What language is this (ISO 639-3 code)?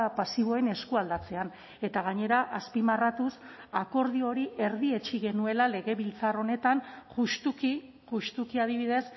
eus